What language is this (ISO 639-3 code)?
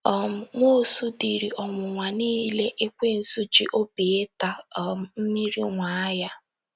ibo